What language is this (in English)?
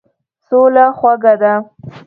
Pashto